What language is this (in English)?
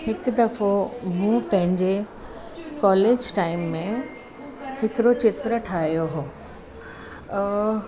Sindhi